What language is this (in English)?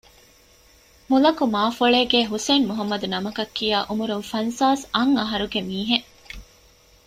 Divehi